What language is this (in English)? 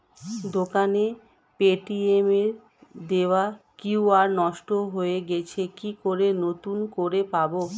Bangla